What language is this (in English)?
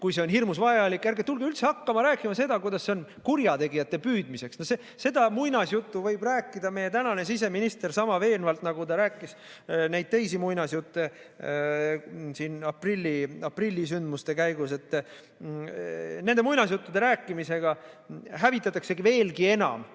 Estonian